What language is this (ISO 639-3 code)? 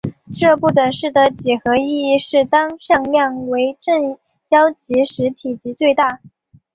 zho